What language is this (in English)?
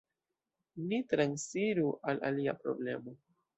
Esperanto